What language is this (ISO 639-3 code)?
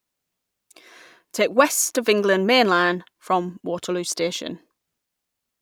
eng